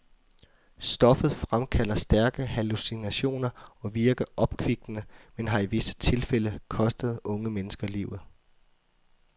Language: Danish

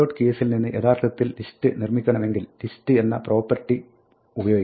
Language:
Malayalam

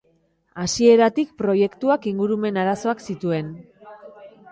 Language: Basque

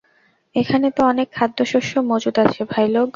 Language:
Bangla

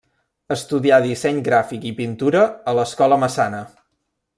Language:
Catalan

